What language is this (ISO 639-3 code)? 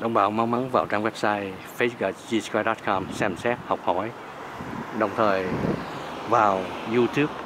vie